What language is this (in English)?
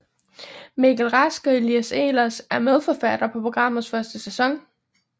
Danish